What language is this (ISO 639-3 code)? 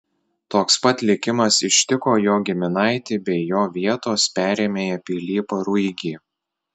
lit